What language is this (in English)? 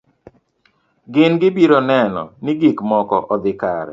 Luo (Kenya and Tanzania)